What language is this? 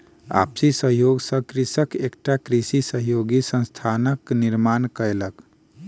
Maithili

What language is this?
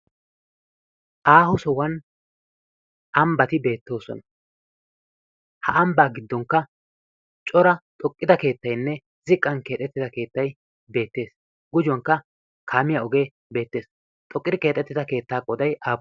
Wolaytta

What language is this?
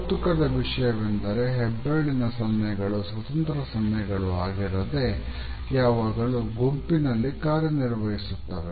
Kannada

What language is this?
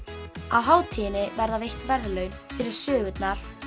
Icelandic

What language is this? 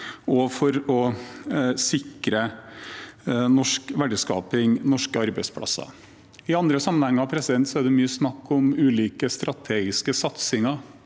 Norwegian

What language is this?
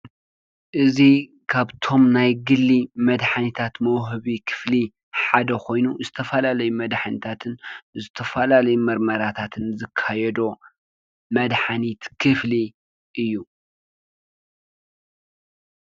Tigrinya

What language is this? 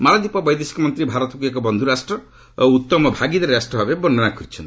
Odia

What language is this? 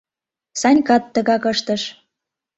Mari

